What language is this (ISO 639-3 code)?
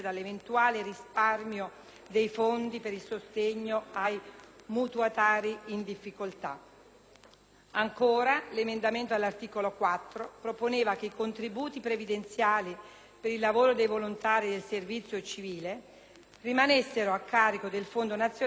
ita